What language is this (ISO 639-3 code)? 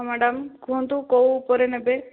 ori